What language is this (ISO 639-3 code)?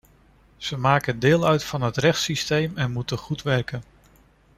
nld